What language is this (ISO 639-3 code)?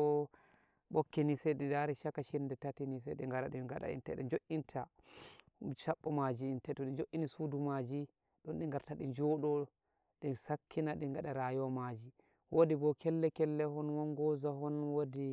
fuv